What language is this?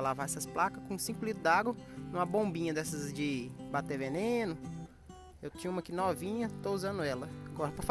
Portuguese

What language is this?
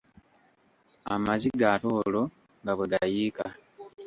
Ganda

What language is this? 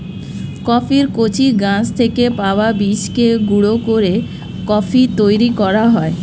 Bangla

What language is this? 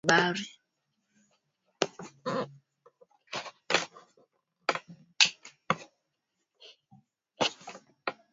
Swahili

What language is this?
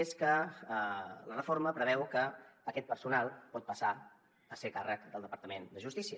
Catalan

